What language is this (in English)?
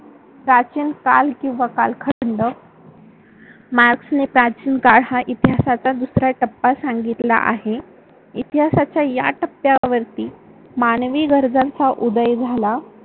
Marathi